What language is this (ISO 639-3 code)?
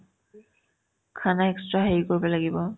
asm